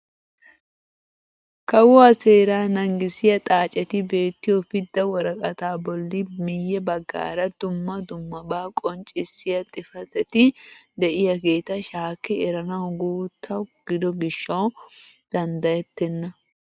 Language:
Wolaytta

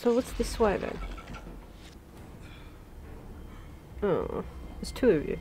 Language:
English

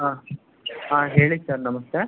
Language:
Kannada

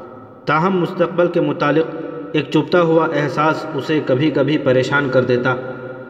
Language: Urdu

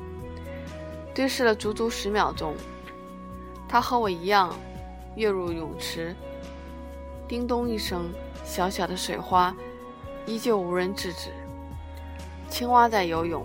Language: Chinese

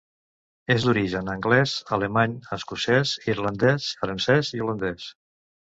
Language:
Catalan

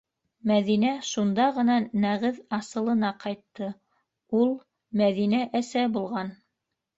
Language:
Bashkir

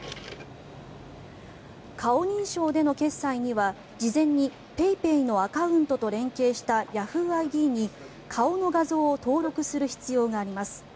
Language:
Japanese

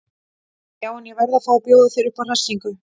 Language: Icelandic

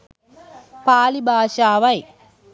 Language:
Sinhala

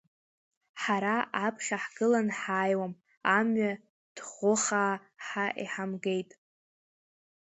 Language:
Abkhazian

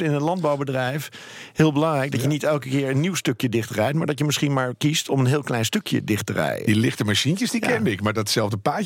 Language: Dutch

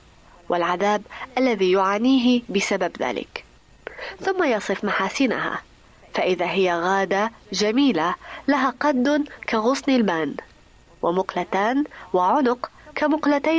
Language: Arabic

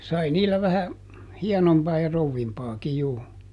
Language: Finnish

